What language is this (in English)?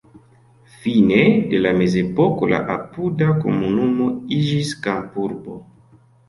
Esperanto